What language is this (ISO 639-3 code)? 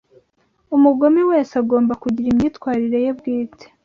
kin